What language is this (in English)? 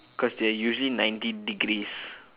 English